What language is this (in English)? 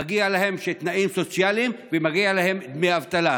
Hebrew